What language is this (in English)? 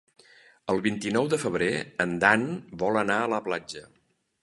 Catalan